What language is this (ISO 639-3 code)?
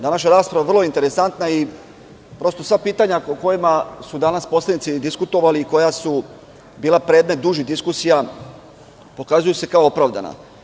srp